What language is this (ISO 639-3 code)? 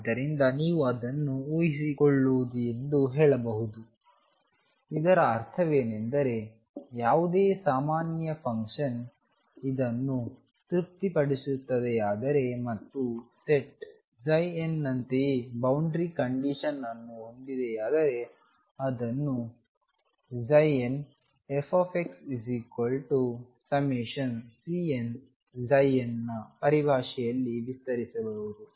kan